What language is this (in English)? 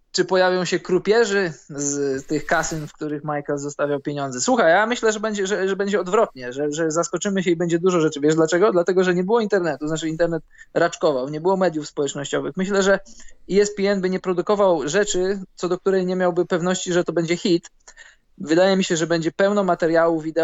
Polish